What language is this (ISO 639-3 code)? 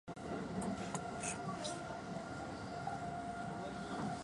jpn